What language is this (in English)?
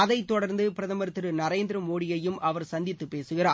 Tamil